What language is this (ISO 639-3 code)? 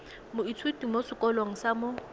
tsn